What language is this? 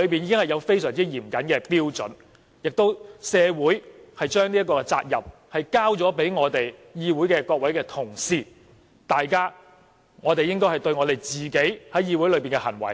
Cantonese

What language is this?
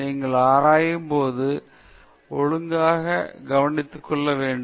Tamil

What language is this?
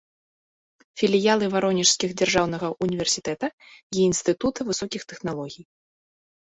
Belarusian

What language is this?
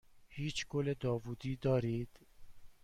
Persian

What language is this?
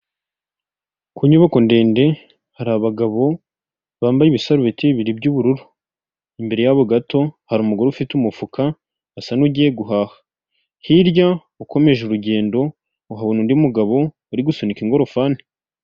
Kinyarwanda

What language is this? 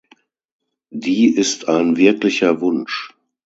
German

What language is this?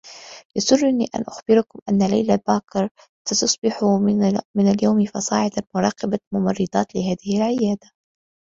Arabic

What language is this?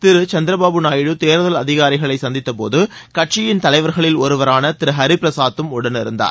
Tamil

